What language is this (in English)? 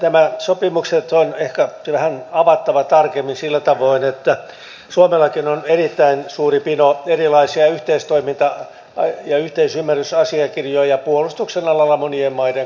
Finnish